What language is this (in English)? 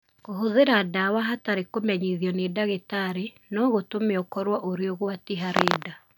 Kikuyu